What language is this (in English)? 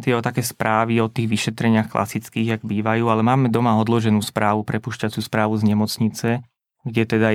Slovak